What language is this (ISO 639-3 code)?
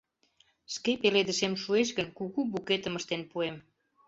chm